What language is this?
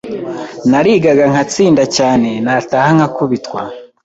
Kinyarwanda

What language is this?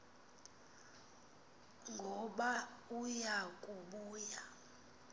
Xhosa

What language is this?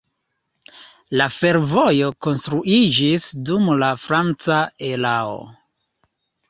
Esperanto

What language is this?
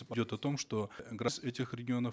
Kazakh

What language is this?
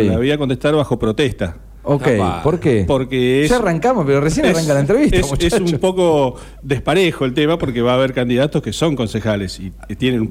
Spanish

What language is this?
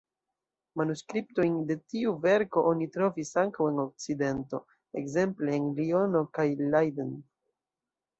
Esperanto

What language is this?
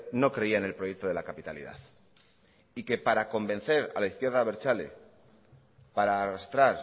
Spanish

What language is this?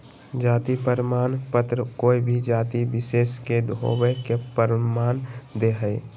Magahi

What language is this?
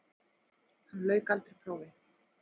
Icelandic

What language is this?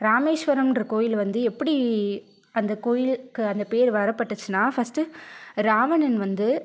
Tamil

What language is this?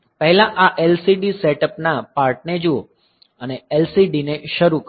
Gujarati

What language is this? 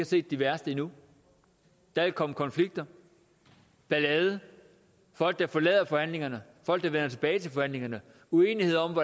Danish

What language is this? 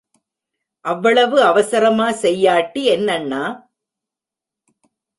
Tamil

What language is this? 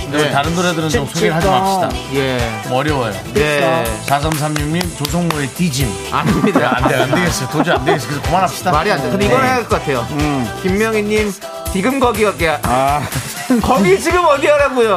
Korean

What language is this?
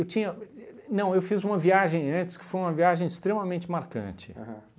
Portuguese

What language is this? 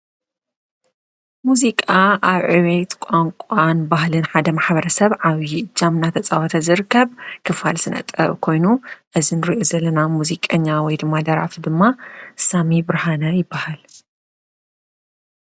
Tigrinya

